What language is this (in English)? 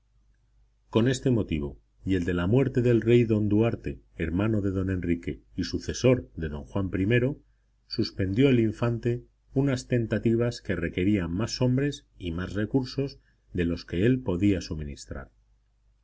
Spanish